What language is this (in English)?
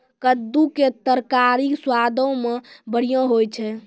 Maithili